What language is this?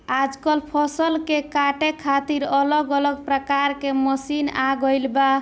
Bhojpuri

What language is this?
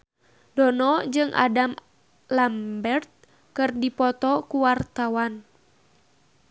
Sundanese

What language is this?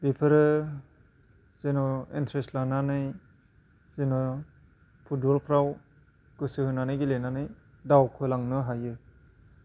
Bodo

